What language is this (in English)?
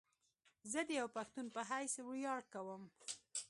Pashto